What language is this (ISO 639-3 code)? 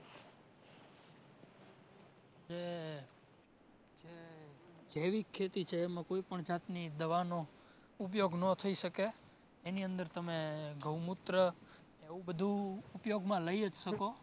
guj